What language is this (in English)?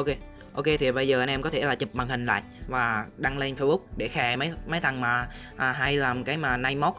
Vietnamese